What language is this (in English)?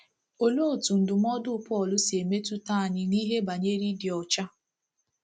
Igbo